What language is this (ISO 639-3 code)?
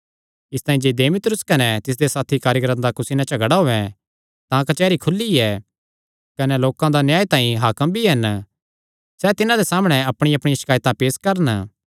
xnr